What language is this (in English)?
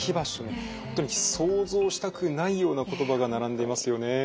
Japanese